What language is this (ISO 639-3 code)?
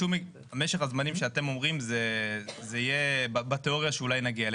heb